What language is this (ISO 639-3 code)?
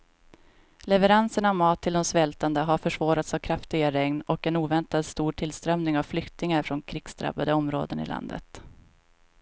swe